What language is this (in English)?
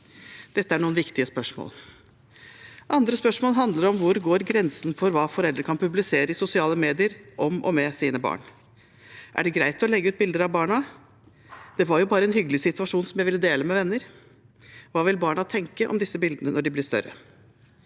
Norwegian